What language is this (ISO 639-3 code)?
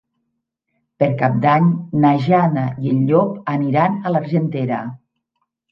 cat